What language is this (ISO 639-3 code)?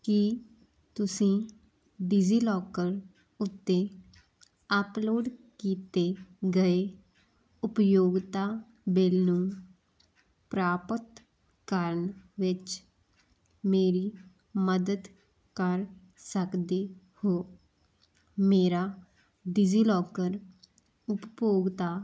pan